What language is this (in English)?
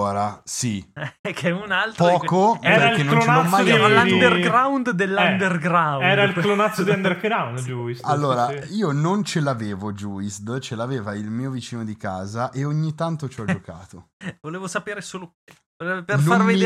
Italian